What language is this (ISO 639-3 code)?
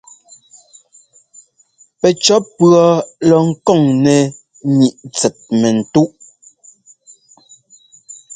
jgo